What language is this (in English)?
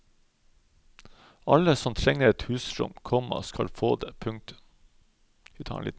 Norwegian